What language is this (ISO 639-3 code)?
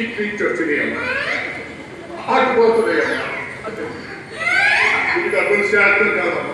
tel